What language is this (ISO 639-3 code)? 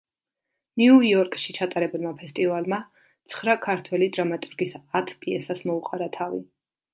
kat